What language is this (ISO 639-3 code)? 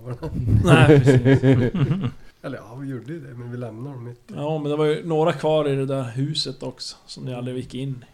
swe